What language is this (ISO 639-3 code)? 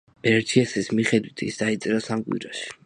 kat